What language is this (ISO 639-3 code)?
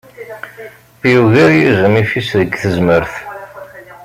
kab